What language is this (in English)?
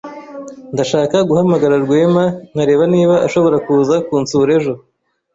Kinyarwanda